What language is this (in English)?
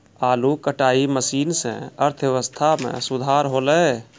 Maithili